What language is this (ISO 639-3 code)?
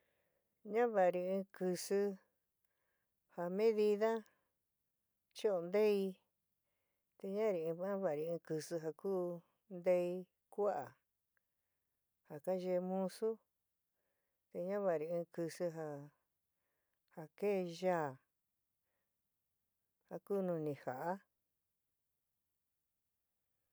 mig